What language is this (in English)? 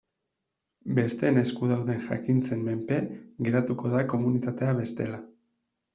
Basque